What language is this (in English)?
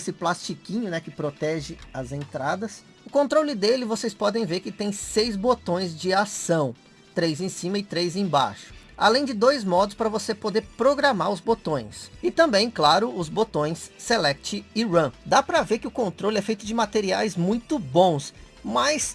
Portuguese